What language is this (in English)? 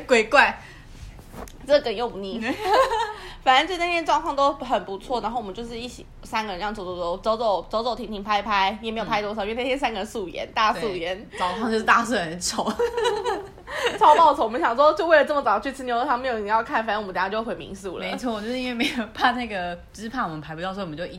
Chinese